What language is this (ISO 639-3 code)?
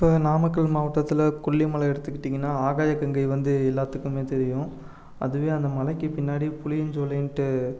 tam